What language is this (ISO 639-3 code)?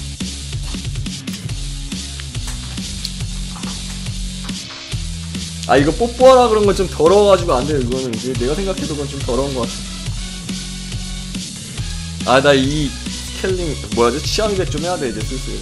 kor